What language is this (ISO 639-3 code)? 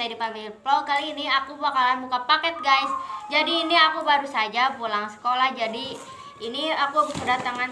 ind